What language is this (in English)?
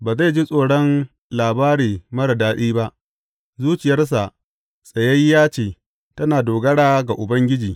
Hausa